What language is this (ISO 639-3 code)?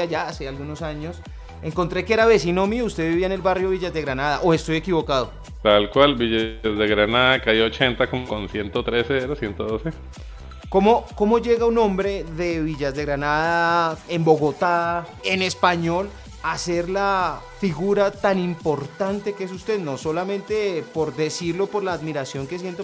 spa